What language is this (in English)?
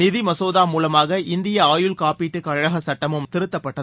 Tamil